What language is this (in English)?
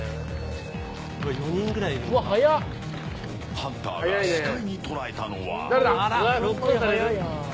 Japanese